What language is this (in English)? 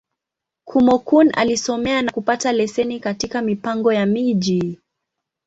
Swahili